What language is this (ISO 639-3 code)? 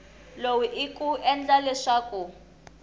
tso